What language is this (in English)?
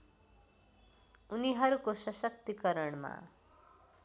Nepali